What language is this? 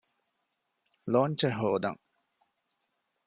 Divehi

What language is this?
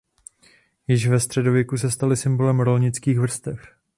Czech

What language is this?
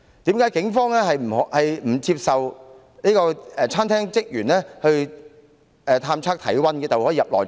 Cantonese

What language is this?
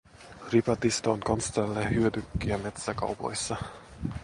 Finnish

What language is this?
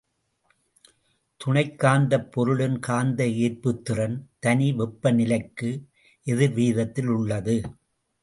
Tamil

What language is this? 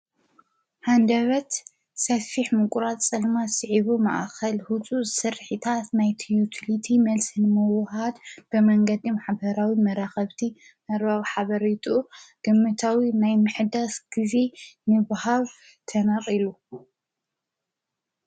Tigrinya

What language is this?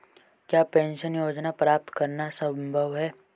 Hindi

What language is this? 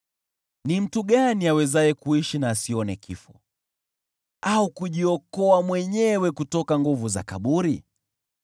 Swahili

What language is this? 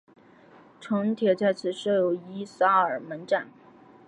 Chinese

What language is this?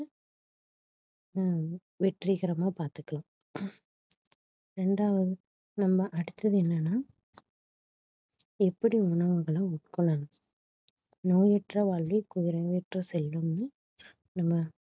Tamil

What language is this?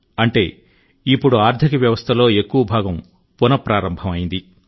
Telugu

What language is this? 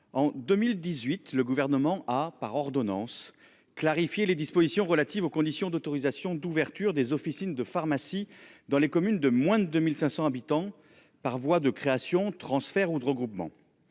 French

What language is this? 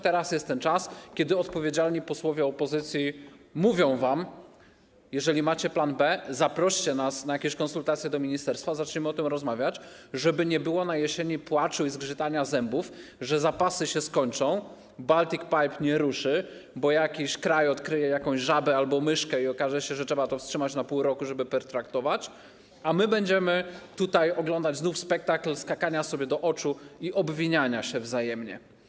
Polish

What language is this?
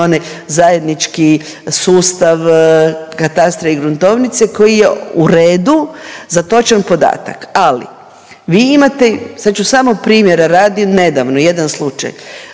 Croatian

